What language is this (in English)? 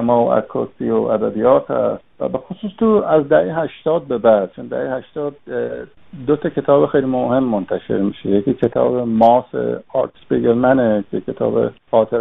Persian